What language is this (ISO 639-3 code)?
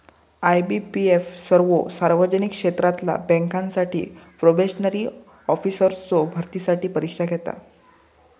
mar